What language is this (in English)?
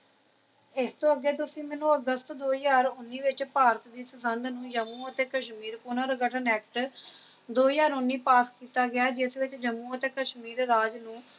Punjabi